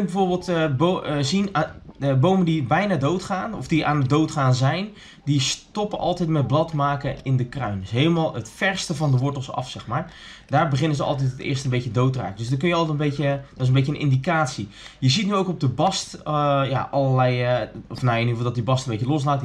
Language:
Dutch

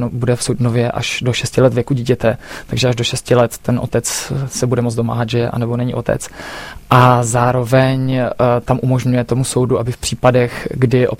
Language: Czech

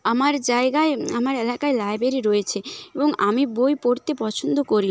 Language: Bangla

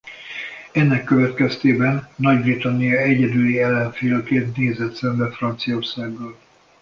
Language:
Hungarian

